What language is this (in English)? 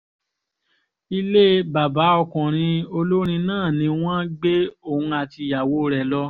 Yoruba